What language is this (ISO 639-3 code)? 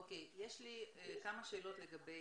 heb